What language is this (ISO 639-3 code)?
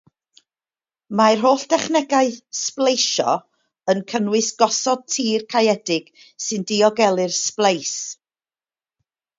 cym